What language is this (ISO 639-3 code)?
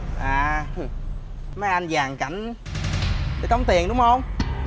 vie